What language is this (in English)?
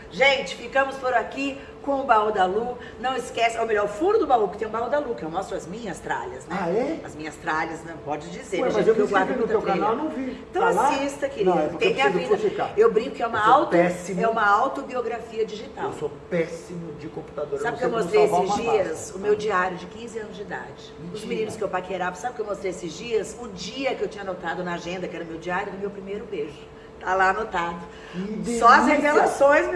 Portuguese